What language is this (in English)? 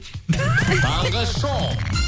Kazakh